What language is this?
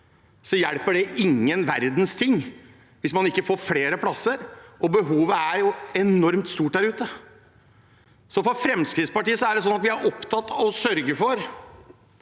Norwegian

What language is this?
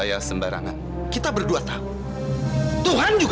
Indonesian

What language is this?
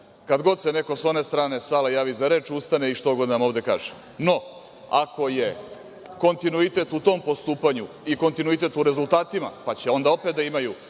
Serbian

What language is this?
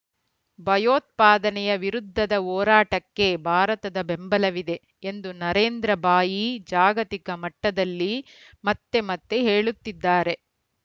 Kannada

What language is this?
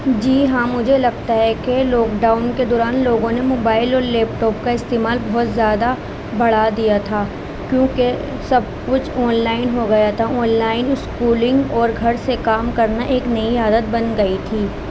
Urdu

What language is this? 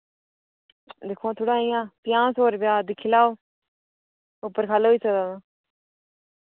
Dogri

